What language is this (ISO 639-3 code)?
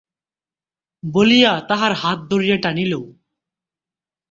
ben